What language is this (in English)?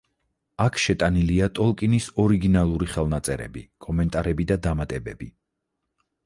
Georgian